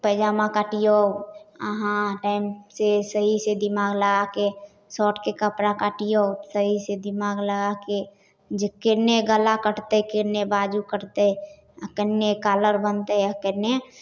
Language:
Maithili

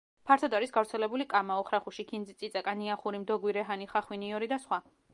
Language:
Georgian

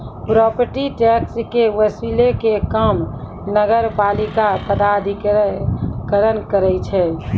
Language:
Maithili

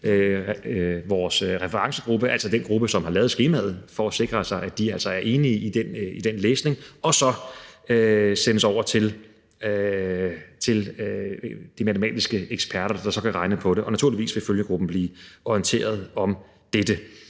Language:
Danish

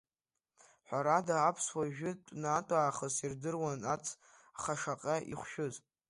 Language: Abkhazian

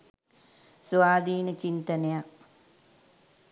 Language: Sinhala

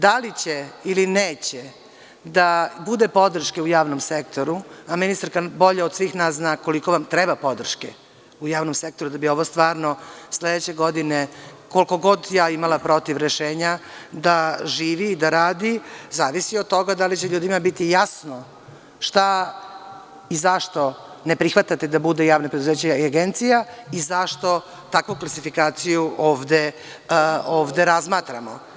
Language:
Serbian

